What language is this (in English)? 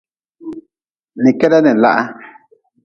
Nawdm